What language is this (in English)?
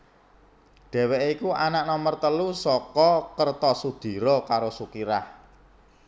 Javanese